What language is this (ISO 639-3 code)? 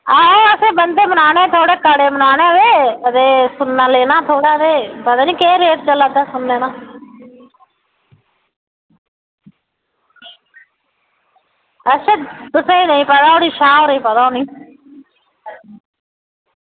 doi